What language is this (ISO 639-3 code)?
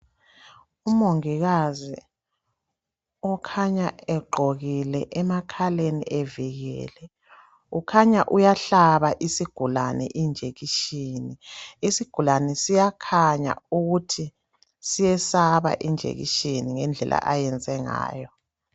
nde